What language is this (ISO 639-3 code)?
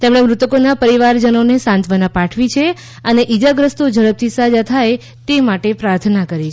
guj